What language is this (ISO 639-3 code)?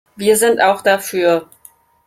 deu